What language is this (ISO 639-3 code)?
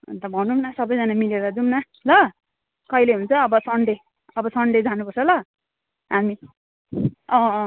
nep